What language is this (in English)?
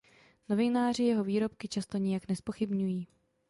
Czech